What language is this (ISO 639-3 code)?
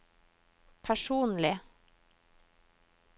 nor